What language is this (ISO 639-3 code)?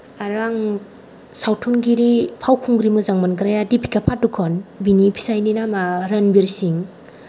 brx